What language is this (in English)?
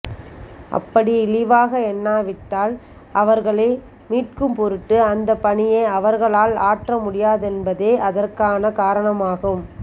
Tamil